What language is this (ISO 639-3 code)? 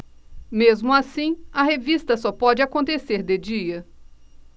por